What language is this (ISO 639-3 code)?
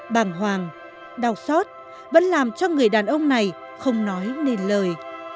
vie